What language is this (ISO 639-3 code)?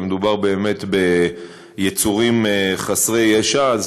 heb